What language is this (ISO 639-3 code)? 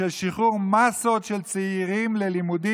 heb